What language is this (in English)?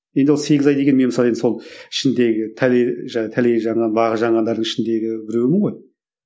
Kazakh